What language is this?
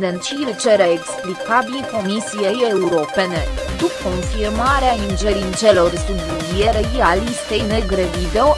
Romanian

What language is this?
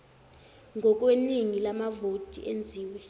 Zulu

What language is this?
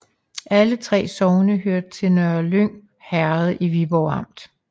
Danish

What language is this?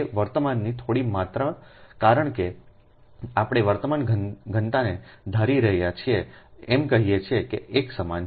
Gujarati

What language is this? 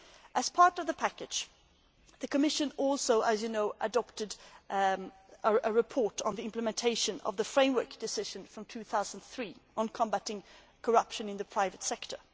English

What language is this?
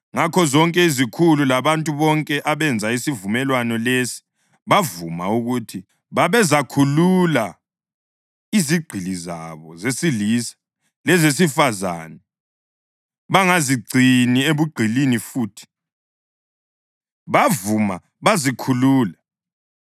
North Ndebele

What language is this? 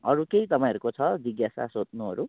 Nepali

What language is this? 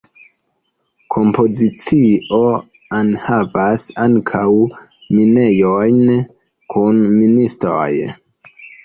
Esperanto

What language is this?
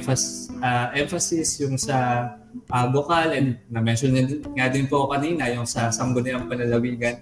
Filipino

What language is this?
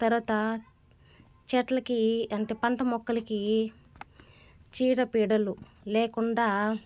Telugu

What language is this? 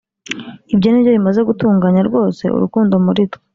Kinyarwanda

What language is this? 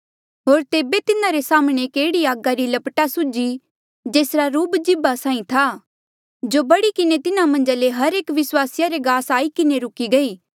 Mandeali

